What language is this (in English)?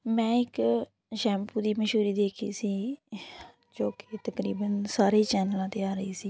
Punjabi